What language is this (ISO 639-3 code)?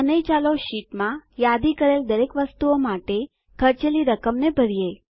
guj